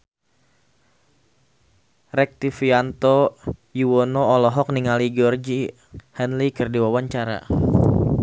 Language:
Sundanese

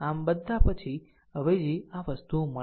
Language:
Gujarati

